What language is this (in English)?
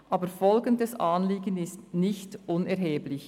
Swiss German